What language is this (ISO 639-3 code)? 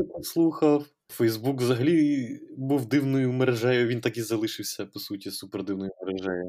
ukr